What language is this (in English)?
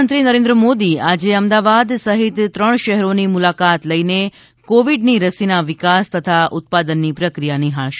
Gujarati